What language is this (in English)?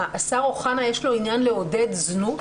Hebrew